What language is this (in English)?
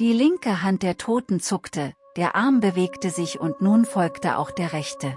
German